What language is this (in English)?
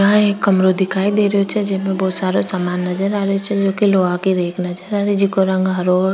Rajasthani